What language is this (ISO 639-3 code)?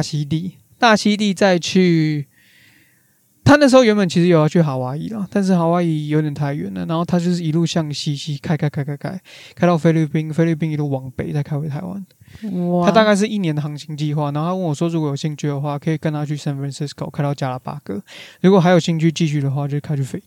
zho